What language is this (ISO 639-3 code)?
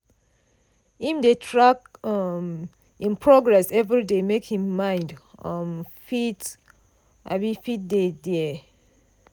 pcm